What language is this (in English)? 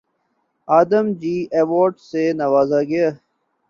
Urdu